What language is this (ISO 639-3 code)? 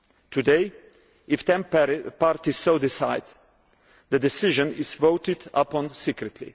eng